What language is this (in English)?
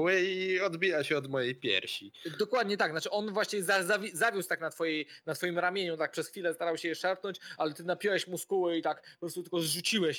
Polish